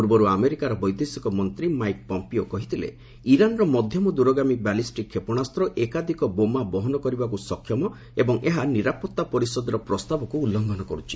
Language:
Odia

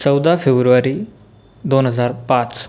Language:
Marathi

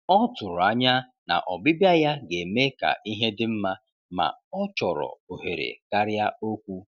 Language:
Igbo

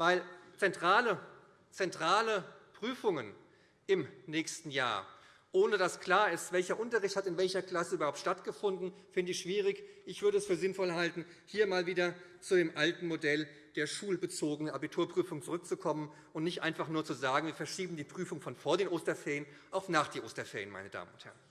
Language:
German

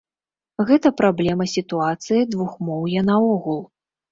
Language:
Belarusian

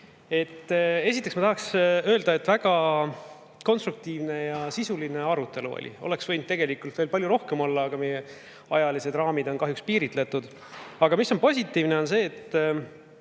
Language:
Estonian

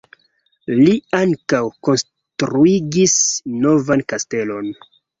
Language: Esperanto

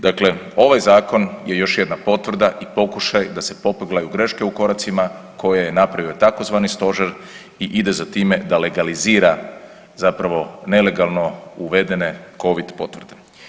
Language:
Croatian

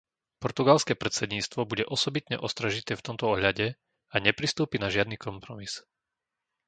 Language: Slovak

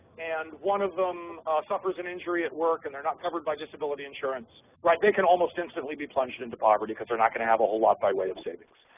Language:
English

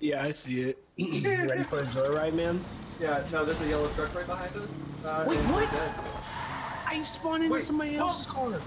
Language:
English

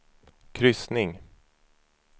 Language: Swedish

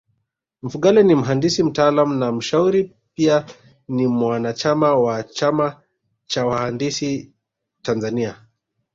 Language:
Swahili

